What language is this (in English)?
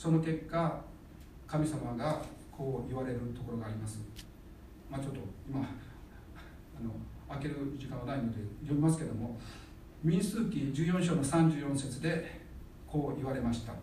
Japanese